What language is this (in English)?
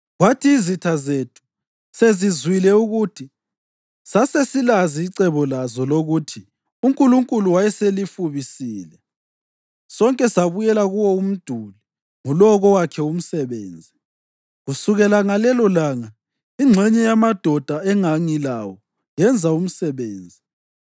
North Ndebele